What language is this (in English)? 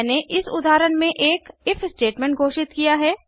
Hindi